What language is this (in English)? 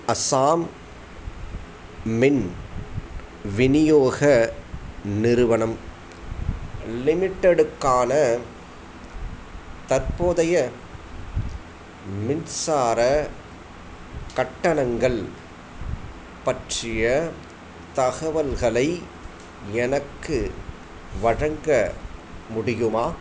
Tamil